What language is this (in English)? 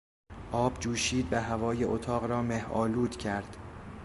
Persian